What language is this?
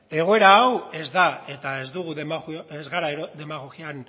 Basque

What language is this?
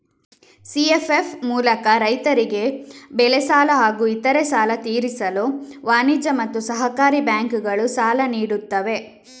Kannada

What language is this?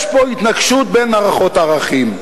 Hebrew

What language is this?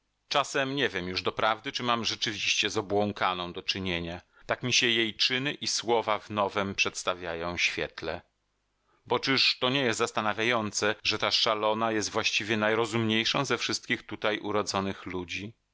Polish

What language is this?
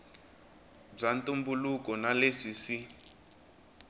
Tsonga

